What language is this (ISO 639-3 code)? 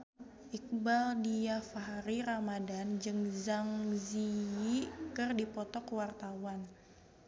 sun